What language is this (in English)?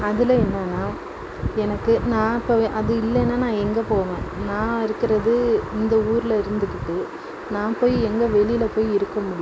Tamil